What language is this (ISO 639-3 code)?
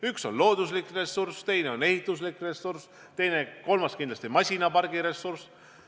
est